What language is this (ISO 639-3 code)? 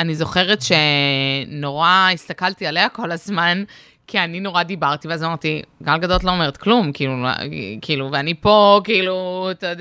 heb